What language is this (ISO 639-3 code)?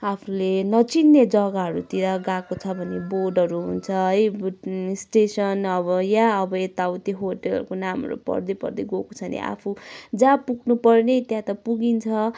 nep